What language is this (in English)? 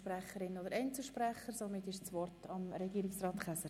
Swiss German